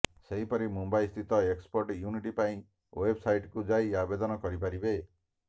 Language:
Odia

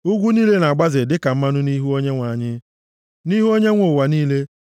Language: Igbo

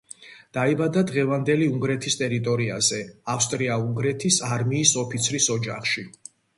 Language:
Georgian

